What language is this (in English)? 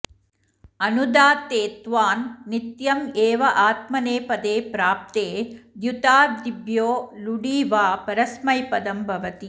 Sanskrit